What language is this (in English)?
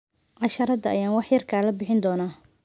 Somali